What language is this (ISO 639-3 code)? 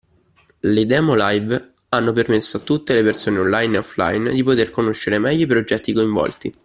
ita